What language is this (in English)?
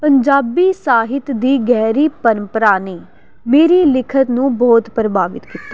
Punjabi